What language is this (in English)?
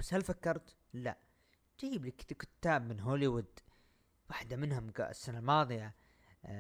Arabic